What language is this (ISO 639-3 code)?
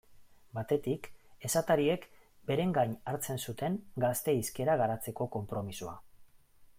eus